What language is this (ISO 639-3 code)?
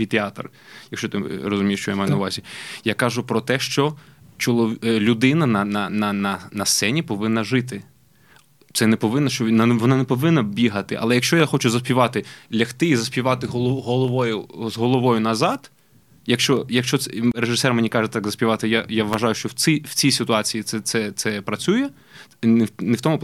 ukr